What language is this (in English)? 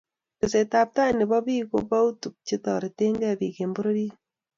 Kalenjin